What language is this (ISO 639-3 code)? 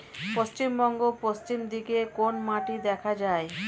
ben